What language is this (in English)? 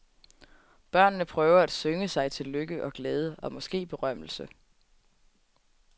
Danish